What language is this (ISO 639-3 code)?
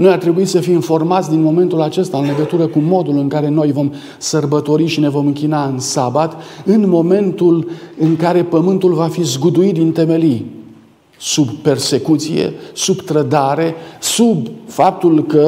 ron